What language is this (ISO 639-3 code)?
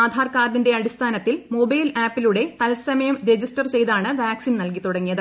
mal